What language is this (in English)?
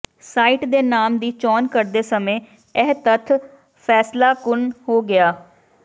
Punjabi